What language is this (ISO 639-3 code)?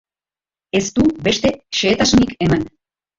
eus